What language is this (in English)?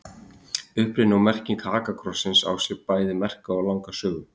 Icelandic